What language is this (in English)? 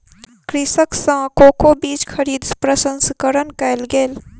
Maithili